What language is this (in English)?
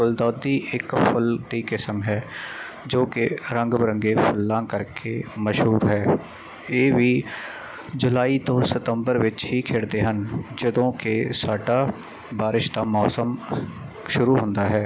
Punjabi